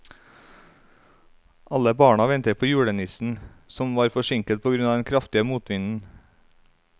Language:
Norwegian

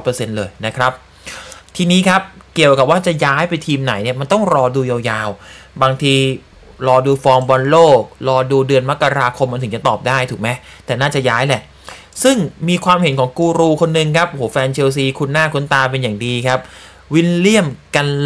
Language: Thai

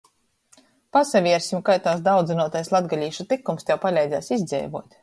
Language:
Latgalian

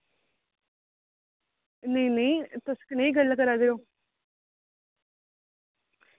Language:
Dogri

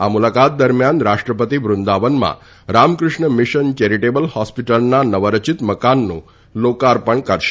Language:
Gujarati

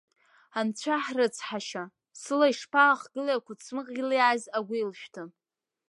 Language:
Abkhazian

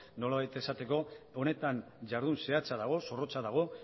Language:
Basque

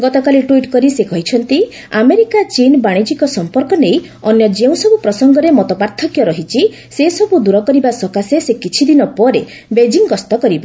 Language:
Odia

